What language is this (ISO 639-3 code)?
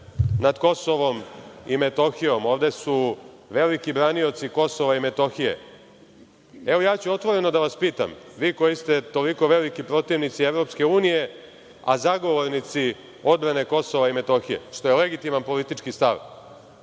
srp